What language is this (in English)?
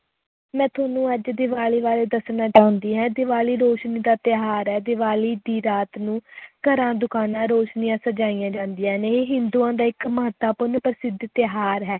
Punjabi